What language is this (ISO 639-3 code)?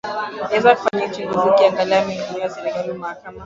swa